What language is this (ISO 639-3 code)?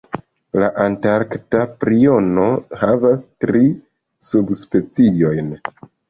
epo